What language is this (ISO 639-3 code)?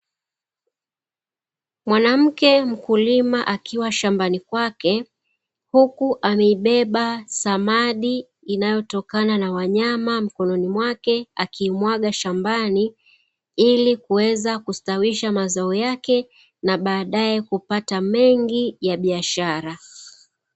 swa